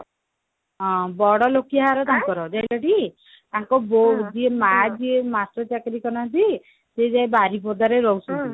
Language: Odia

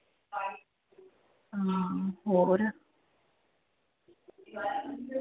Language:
Punjabi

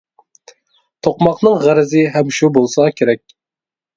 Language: Uyghur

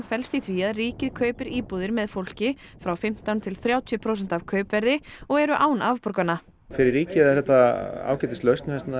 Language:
Icelandic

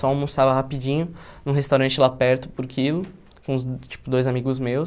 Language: Portuguese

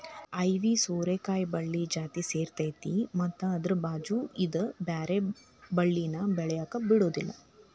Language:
Kannada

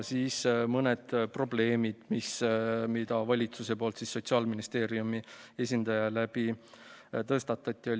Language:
Estonian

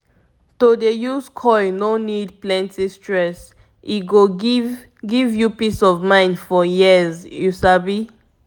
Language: Nigerian Pidgin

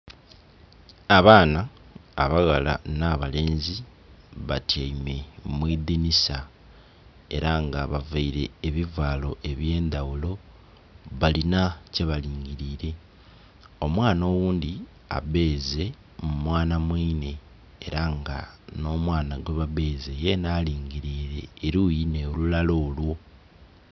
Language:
Soga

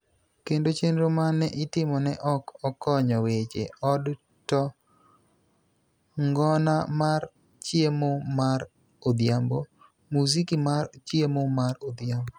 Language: Luo (Kenya and Tanzania)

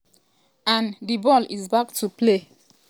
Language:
Nigerian Pidgin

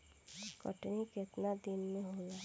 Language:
Bhojpuri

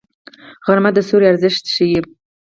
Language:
Pashto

